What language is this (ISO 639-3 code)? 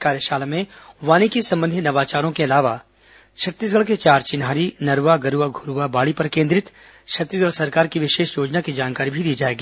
hin